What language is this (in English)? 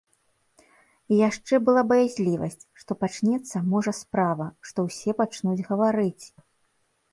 Belarusian